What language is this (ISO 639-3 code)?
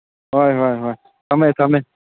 mni